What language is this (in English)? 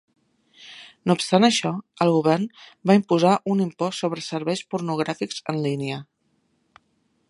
Catalan